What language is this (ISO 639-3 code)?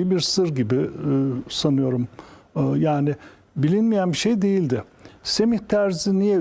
tur